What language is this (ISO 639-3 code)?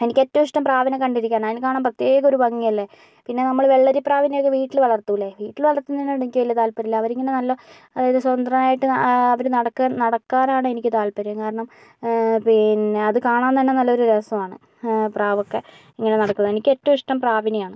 mal